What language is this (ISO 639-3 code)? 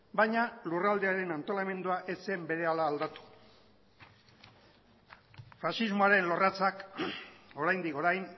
eus